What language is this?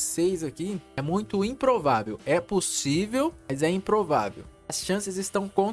Portuguese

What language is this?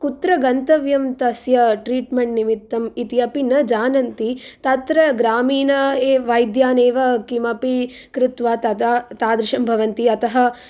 Sanskrit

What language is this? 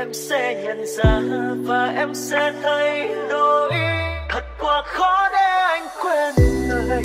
Vietnamese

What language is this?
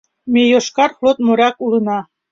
Mari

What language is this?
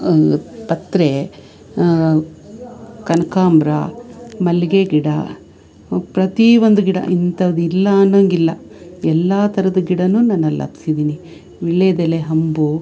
Kannada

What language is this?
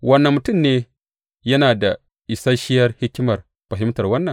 Hausa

